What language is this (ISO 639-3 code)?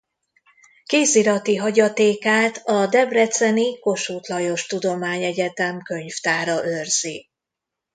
hun